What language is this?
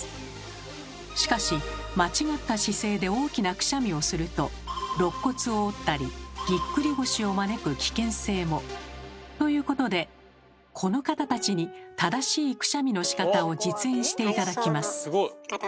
Japanese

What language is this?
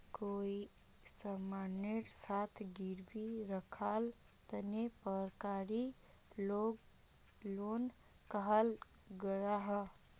Magahi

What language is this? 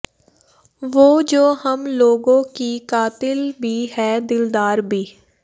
Punjabi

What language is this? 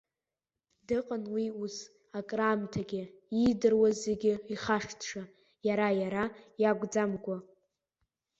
Abkhazian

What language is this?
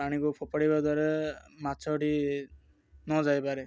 Odia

